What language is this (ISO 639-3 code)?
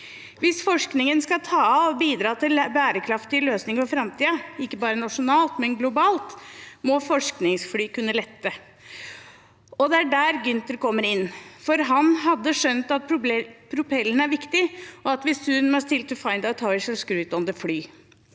nor